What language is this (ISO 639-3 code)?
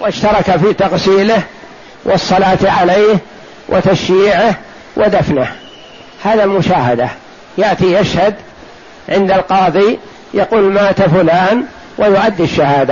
ara